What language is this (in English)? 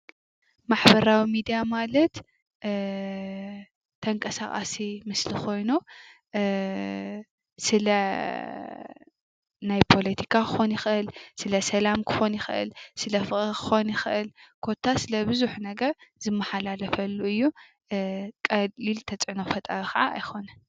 Tigrinya